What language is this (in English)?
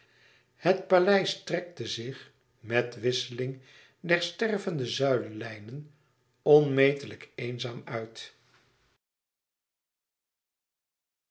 Dutch